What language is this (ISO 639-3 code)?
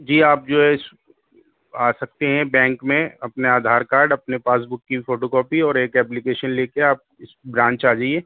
urd